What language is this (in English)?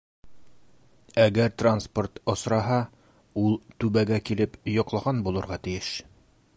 Bashkir